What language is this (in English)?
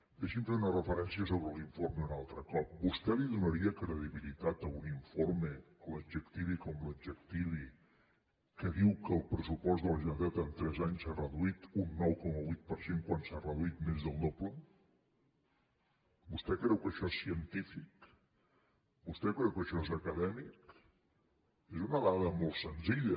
Catalan